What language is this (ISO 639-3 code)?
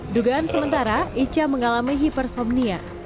ind